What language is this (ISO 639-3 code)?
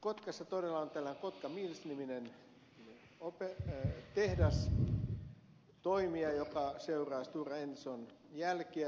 fin